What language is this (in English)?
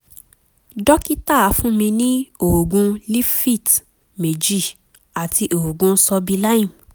Yoruba